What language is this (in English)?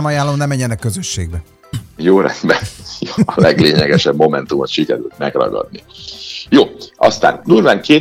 Hungarian